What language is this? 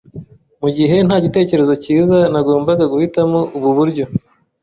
Kinyarwanda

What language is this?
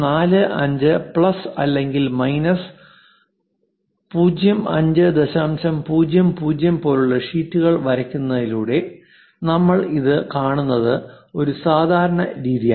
Malayalam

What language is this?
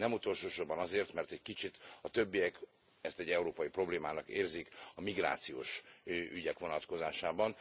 Hungarian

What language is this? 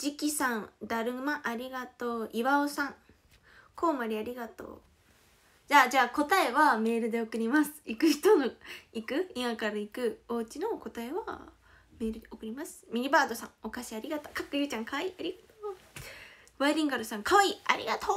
Japanese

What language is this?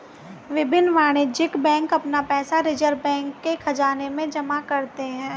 Hindi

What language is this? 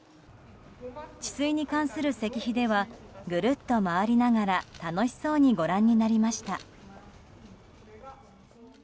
Japanese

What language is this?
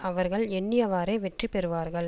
Tamil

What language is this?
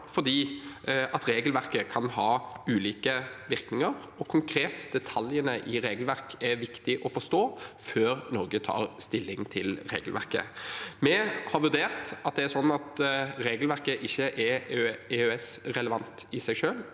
Norwegian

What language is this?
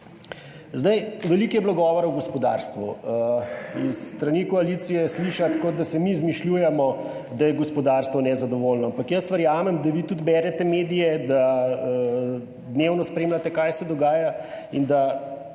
Slovenian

